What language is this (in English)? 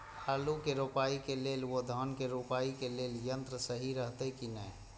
Maithili